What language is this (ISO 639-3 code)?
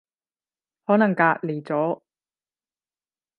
yue